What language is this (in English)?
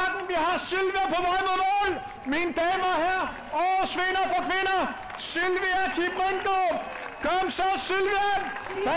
Danish